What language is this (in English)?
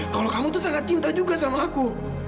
Indonesian